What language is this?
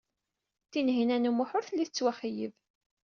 Kabyle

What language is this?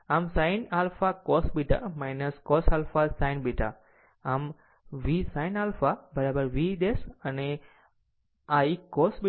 Gujarati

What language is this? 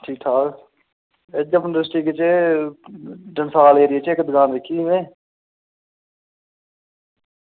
Dogri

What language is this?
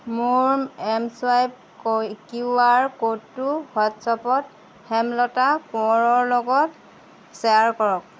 Assamese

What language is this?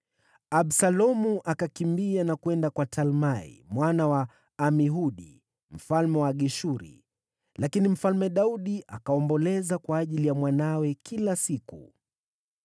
Swahili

